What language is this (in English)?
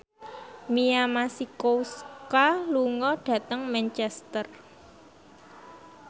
Javanese